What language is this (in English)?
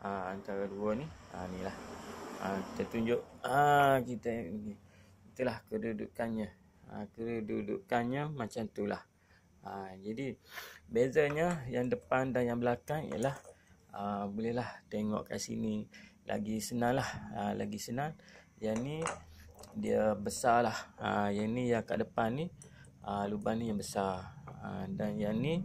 Malay